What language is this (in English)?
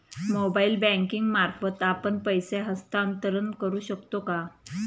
Marathi